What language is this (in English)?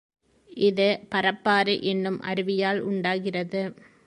Tamil